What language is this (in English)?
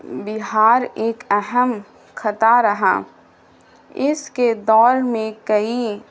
Urdu